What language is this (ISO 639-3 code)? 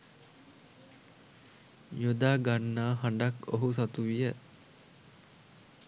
sin